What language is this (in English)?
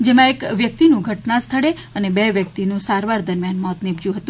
Gujarati